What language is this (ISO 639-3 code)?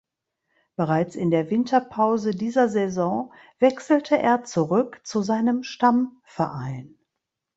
deu